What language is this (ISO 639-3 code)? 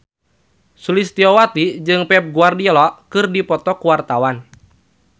sun